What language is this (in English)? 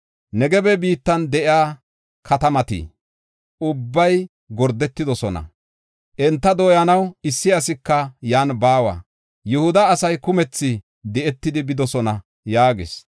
Gofa